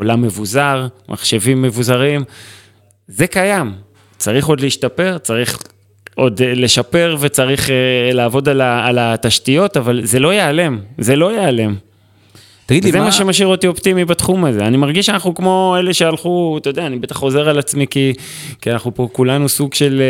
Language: Hebrew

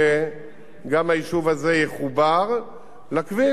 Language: Hebrew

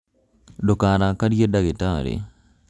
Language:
Kikuyu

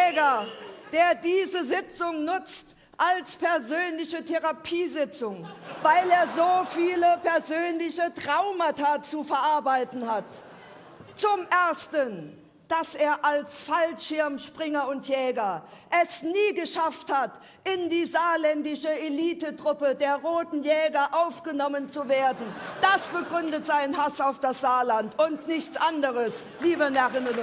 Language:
German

